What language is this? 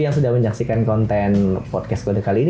Indonesian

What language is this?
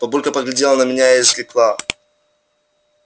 Russian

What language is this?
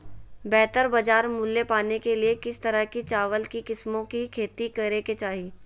Magahi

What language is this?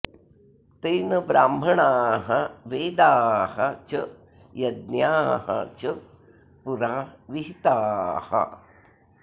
Sanskrit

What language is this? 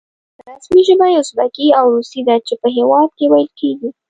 Pashto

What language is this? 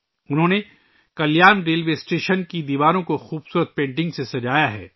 Urdu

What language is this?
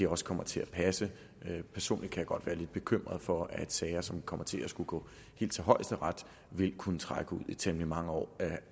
Danish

